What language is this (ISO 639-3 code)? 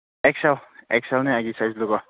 mni